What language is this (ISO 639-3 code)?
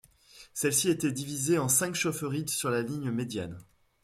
fra